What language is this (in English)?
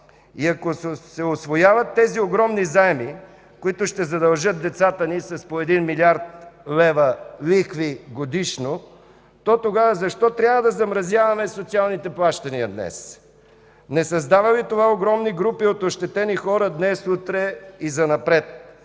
Bulgarian